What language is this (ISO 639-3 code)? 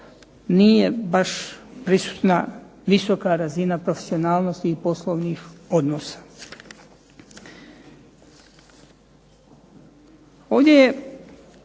hrv